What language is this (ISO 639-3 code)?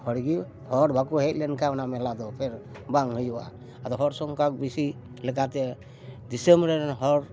sat